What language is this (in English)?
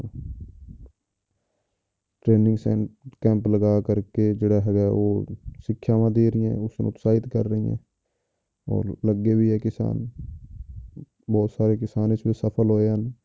Punjabi